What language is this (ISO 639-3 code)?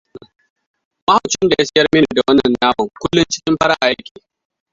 hau